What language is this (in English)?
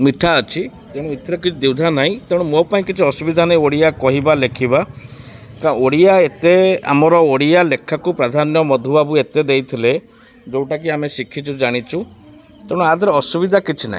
Odia